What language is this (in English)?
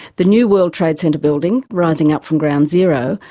English